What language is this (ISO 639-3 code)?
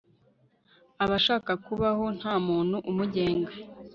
kin